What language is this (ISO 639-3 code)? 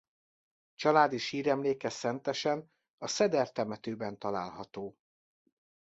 hun